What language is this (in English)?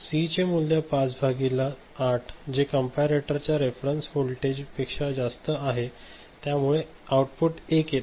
Marathi